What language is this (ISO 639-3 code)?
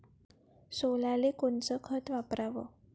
mar